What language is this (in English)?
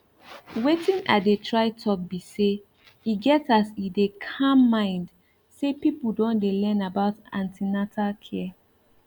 Nigerian Pidgin